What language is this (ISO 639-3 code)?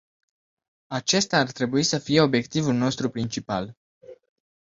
ron